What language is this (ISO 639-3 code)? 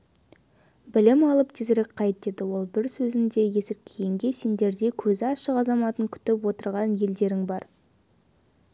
kaz